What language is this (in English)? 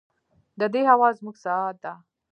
Pashto